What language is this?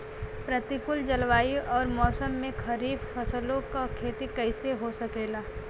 Bhojpuri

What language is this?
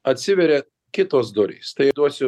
Lithuanian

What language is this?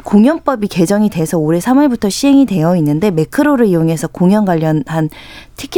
Korean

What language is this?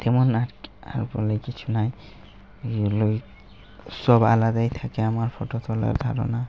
Bangla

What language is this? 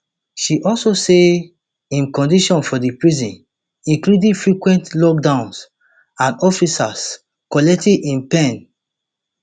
Nigerian Pidgin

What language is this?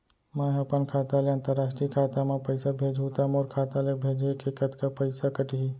Chhattisgarhi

